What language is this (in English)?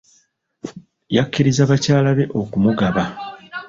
Ganda